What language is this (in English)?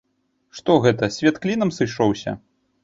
Belarusian